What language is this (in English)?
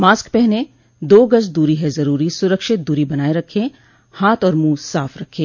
Hindi